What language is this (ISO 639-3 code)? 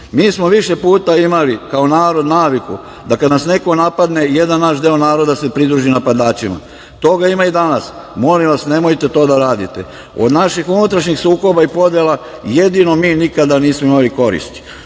srp